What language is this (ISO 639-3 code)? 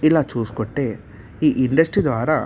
tel